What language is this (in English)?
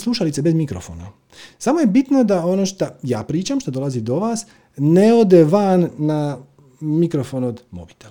Croatian